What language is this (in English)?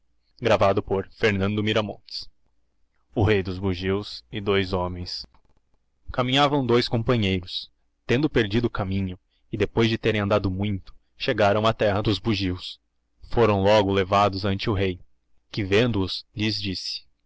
Portuguese